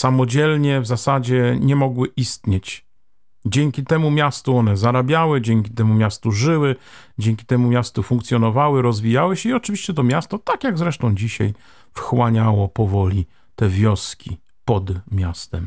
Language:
Polish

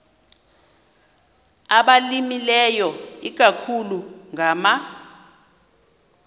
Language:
Xhosa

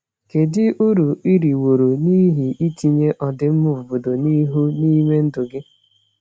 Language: Igbo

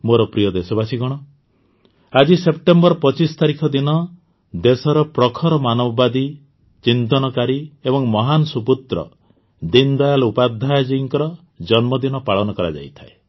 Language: Odia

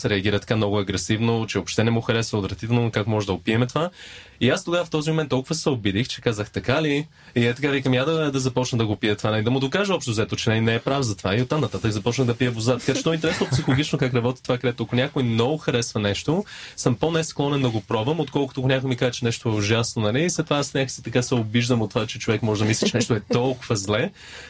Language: Bulgarian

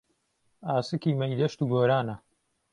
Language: Central Kurdish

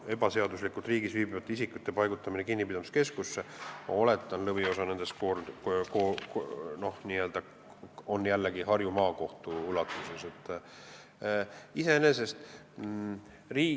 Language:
Estonian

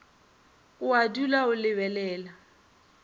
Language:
Northern Sotho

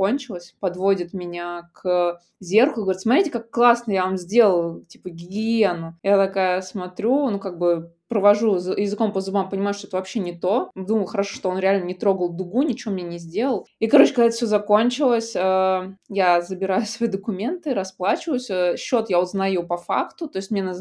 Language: Russian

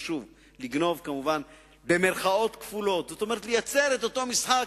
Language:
Hebrew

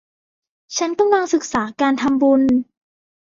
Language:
Thai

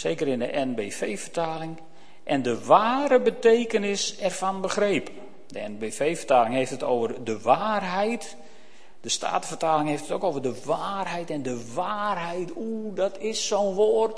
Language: Dutch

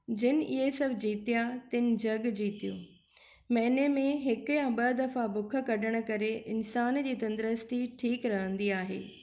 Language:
Sindhi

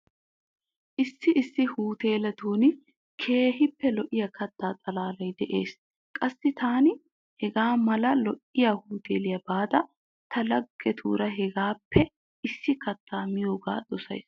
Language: Wolaytta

